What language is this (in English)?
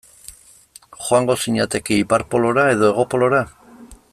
Basque